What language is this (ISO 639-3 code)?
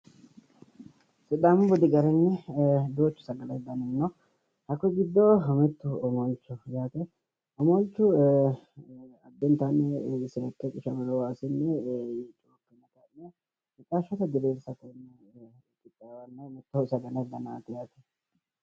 sid